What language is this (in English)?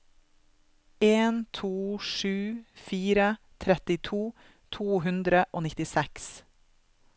Norwegian